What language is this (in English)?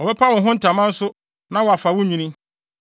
Akan